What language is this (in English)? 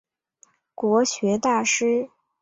Chinese